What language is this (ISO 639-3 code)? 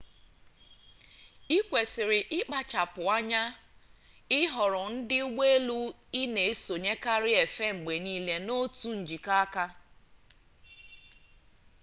ibo